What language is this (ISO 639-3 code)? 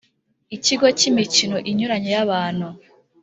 kin